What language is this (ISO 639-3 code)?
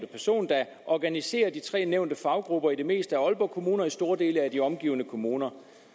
dan